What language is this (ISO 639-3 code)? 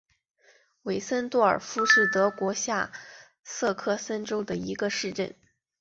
zho